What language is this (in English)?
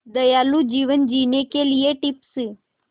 Hindi